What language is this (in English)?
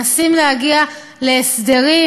Hebrew